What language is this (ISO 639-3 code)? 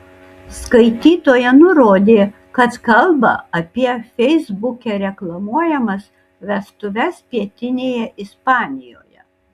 lit